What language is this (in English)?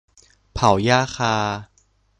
Thai